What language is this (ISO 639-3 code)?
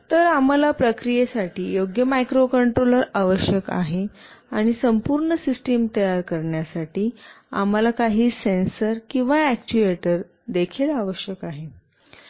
mar